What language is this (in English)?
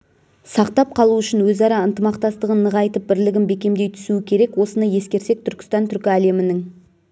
Kazakh